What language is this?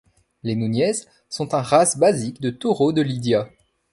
French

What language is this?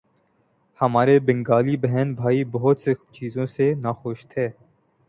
Urdu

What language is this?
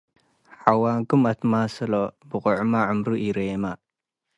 Tigre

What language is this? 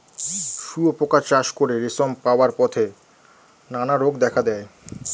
Bangla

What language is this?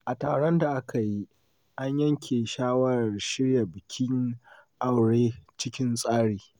Hausa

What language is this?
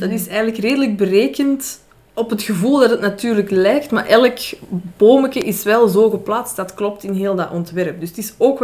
Dutch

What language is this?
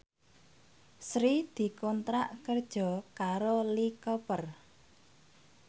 Javanese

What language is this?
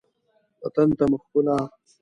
Pashto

